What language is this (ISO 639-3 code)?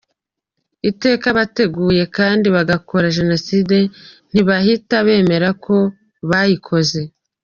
kin